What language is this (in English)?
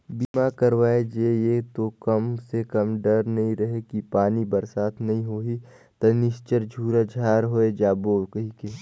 Chhattisgarhi